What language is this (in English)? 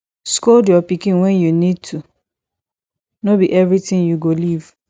Nigerian Pidgin